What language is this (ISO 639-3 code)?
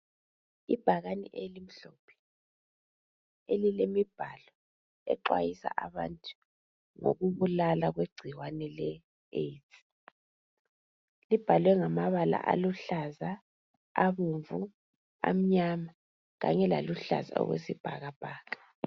nde